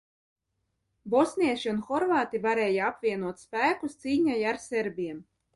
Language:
Latvian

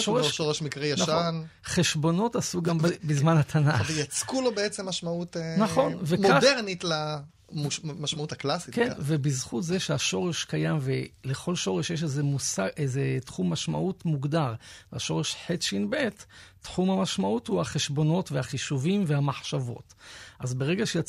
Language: Hebrew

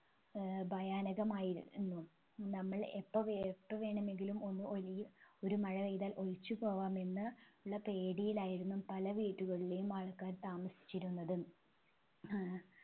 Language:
Malayalam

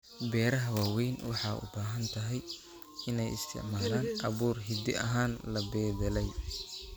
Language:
Somali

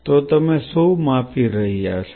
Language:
Gujarati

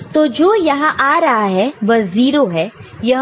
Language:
Hindi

